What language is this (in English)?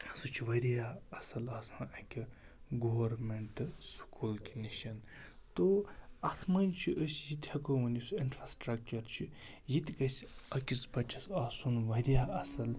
Kashmiri